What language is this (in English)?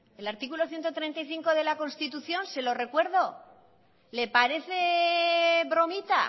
Spanish